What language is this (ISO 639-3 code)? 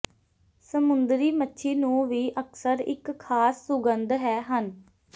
pan